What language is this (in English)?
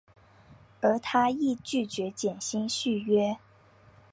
Chinese